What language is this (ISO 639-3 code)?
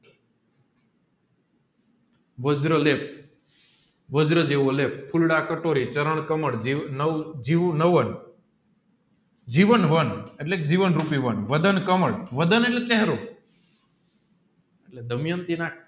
guj